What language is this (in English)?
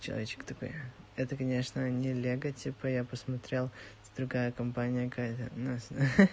Russian